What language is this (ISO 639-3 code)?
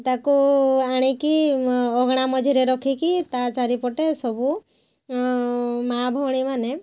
ori